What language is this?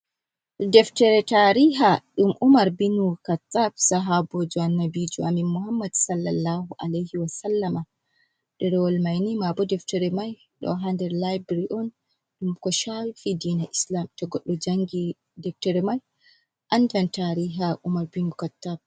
Fula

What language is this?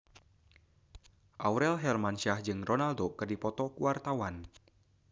Sundanese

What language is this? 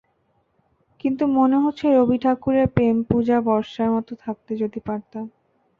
Bangla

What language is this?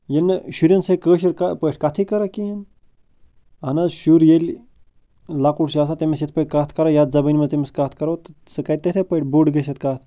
Kashmiri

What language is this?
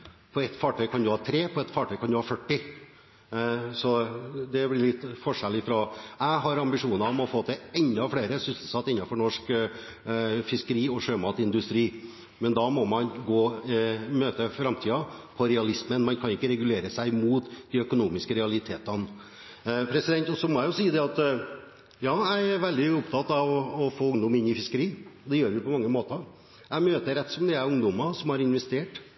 Norwegian Bokmål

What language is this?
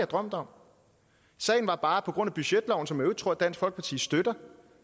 Danish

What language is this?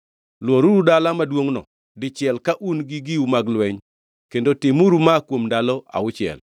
Luo (Kenya and Tanzania)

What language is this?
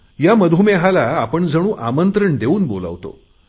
Marathi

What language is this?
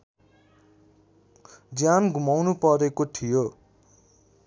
Nepali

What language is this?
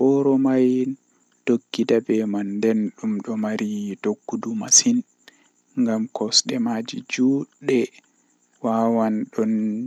Western Niger Fulfulde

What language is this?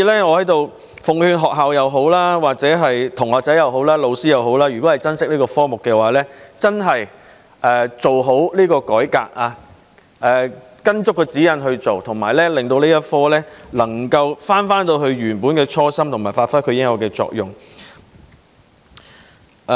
Cantonese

